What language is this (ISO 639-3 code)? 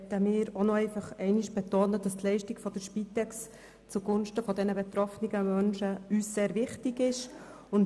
gsw